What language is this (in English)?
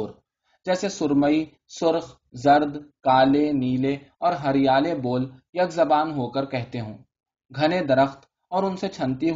Urdu